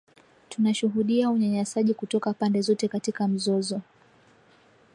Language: Swahili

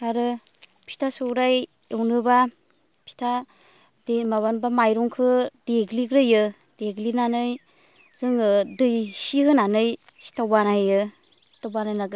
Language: Bodo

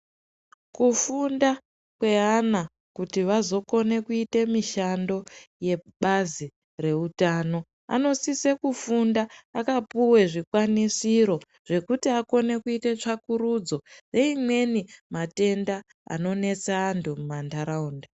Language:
Ndau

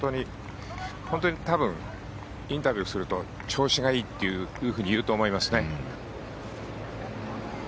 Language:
Japanese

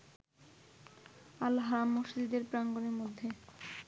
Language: Bangla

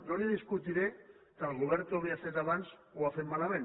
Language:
Catalan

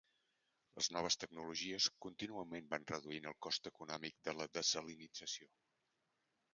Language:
Catalan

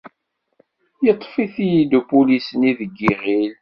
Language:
Kabyle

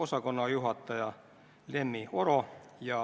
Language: Estonian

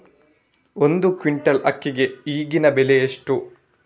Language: Kannada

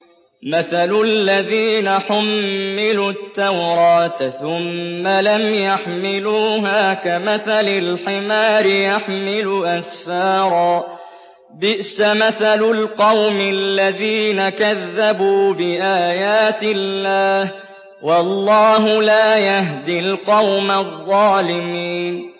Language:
Arabic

